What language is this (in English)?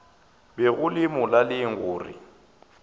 Northern Sotho